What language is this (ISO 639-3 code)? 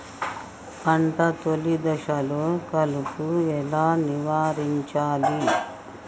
tel